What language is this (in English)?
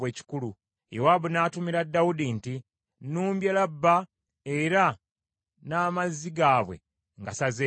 Ganda